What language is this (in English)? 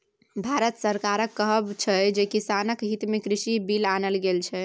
Maithili